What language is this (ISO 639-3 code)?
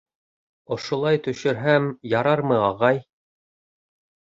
bak